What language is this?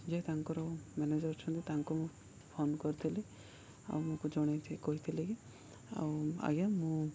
Odia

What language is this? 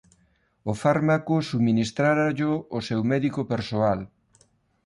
Galician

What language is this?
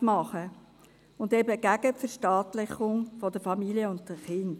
Swiss German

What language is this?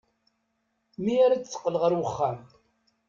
Kabyle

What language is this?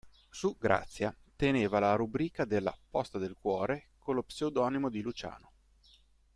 Italian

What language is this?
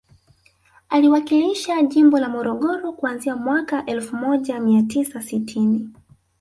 Swahili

